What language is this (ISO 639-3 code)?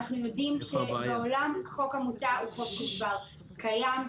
heb